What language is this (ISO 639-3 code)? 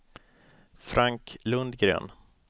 swe